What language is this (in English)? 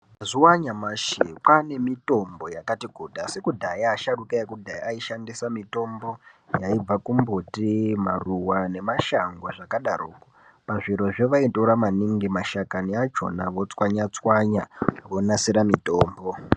Ndau